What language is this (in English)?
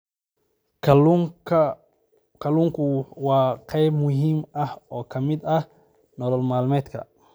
Somali